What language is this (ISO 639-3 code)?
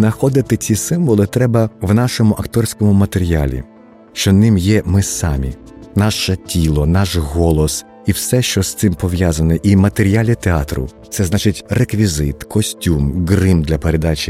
ukr